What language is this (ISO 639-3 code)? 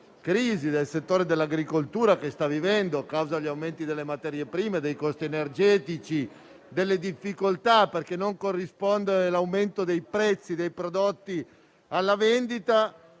ita